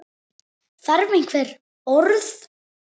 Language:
Icelandic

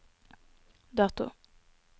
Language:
Norwegian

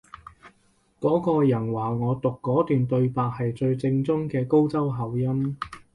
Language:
Cantonese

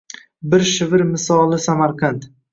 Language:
Uzbek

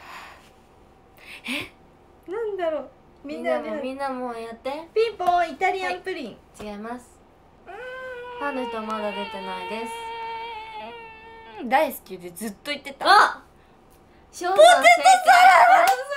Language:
Japanese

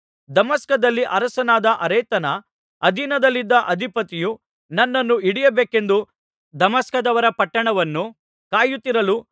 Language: Kannada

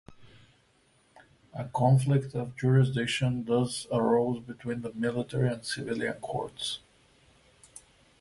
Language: English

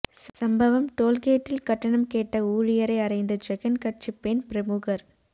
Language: Tamil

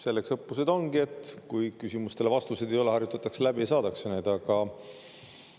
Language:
Estonian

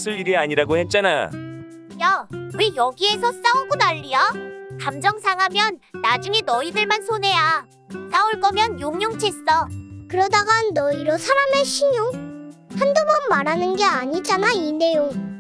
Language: Korean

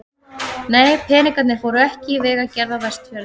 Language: Icelandic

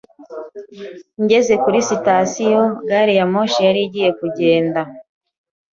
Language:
Kinyarwanda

